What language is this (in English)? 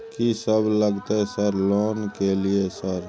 Maithili